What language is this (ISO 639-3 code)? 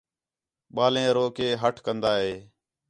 xhe